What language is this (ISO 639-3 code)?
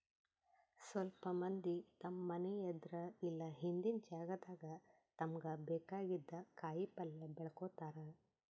kan